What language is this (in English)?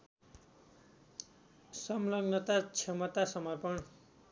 Nepali